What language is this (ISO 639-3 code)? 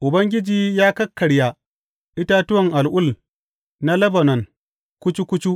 hau